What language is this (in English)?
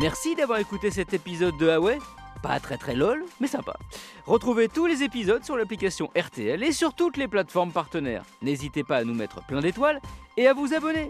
French